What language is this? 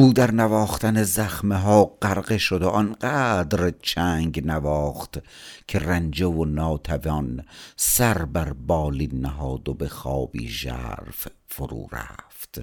Persian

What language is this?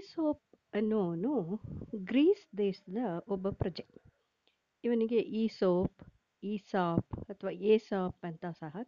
Kannada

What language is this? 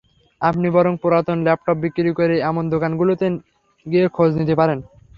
Bangla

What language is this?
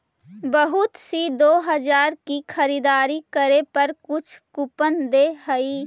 Magahi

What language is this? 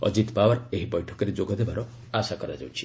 Odia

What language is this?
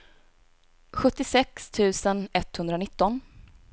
Swedish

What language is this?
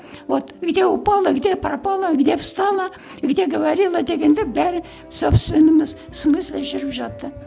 Kazakh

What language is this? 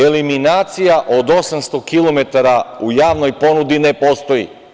Serbian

